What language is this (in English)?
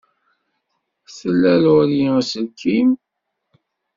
Kabyle